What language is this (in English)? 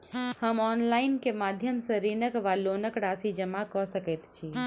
Maithili